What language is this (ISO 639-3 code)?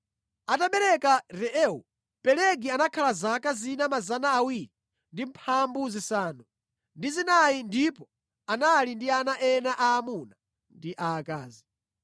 nya